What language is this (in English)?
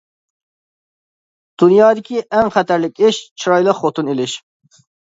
Uyghur